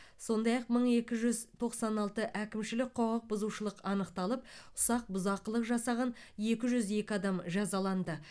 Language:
Kazakh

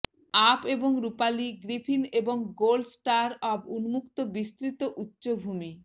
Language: Bangla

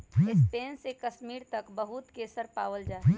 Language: Magahi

